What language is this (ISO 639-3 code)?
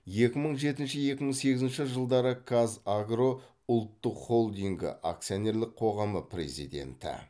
kaz